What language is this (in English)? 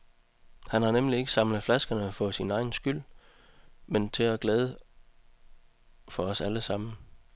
Danish